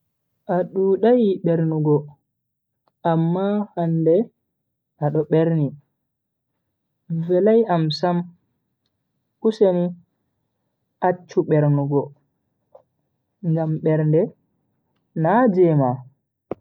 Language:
Bagirmi Fulfulde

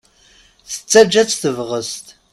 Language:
Kabyle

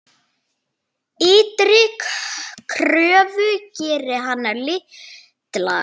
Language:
Icelandic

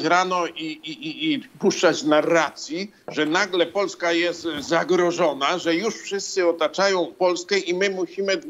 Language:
Polish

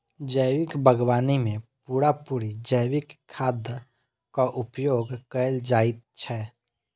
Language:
Maithili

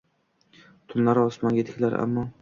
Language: Uzbek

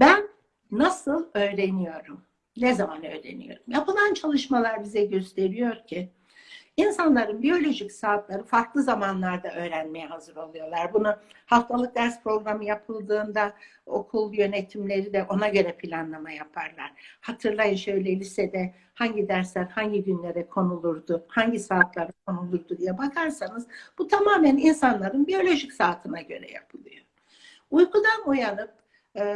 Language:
Turkish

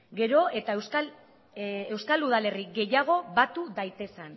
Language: Basque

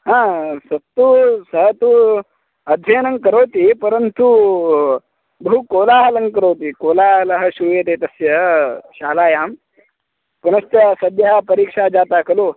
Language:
Sanskrit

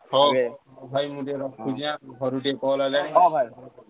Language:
Odia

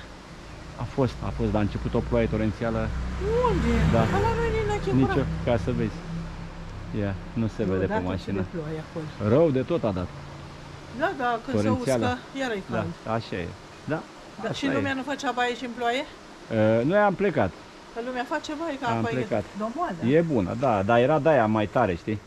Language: Romanian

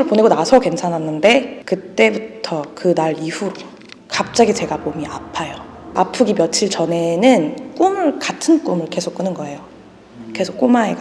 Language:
Korean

